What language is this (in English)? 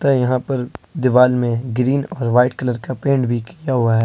Hindi